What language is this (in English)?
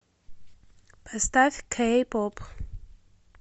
Russian